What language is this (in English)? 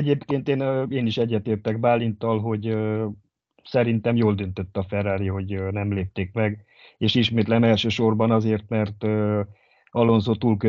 Hungarian